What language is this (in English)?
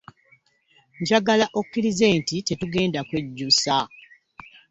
Ganda